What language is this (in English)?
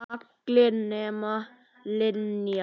Icelandic